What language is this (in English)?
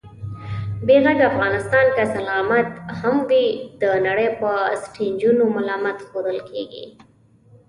Pashto